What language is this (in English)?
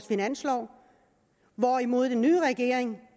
Danish